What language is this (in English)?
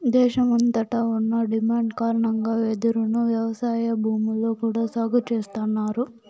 Telugu